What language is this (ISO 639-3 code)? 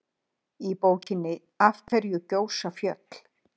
isl